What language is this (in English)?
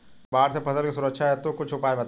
Bhojpuri